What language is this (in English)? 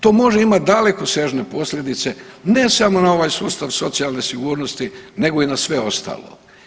Croatian